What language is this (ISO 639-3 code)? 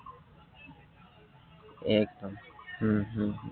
asm